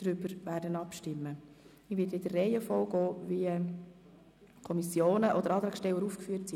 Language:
Swiss German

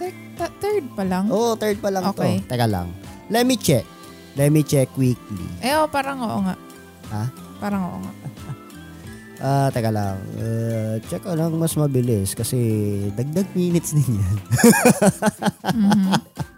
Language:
Filipino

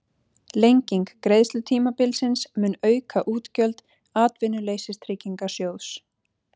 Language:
Icelandic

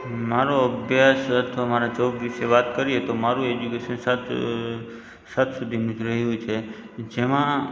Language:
Gujarati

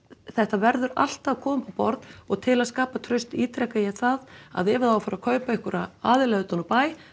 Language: Icelandic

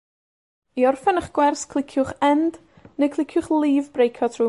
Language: Welsh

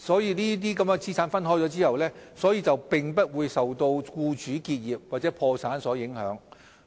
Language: Cantonese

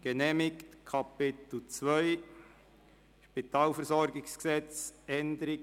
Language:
Swiss German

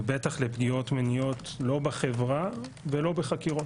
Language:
Hebrew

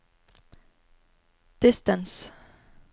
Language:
Norwegian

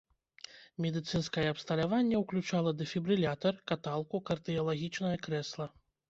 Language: Belarusian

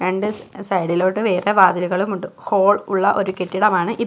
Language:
Malayalam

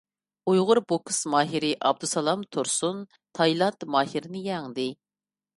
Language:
Uyghur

